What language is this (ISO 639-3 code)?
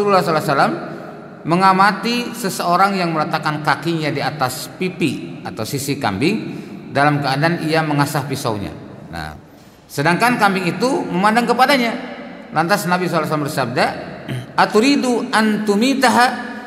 ind